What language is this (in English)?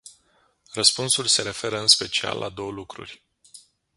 Romanian